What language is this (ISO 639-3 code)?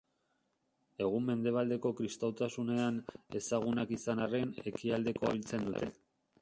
eus